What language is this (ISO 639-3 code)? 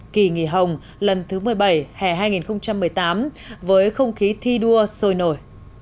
vie